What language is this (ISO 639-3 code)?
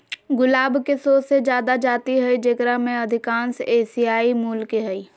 mag